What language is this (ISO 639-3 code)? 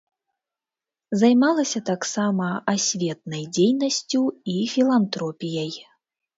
bel